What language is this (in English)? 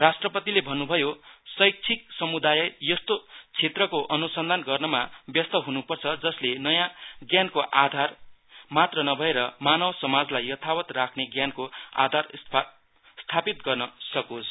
Nepali